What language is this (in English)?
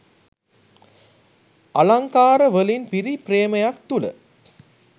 Sinhala